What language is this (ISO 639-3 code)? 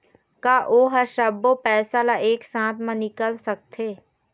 hne